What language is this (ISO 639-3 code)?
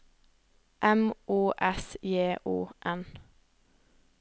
nor